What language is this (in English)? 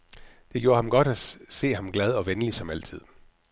Danish